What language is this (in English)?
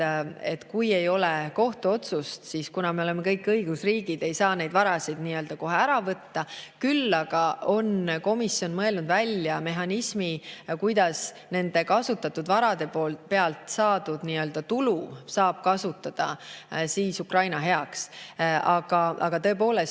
Estonian